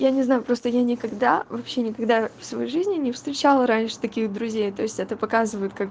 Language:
Russian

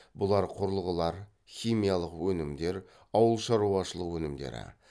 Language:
Kazakh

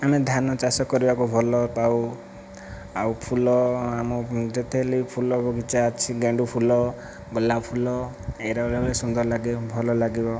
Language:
Odia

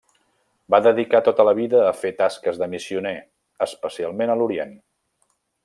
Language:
Catalan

